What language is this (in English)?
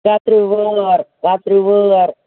Kashmiri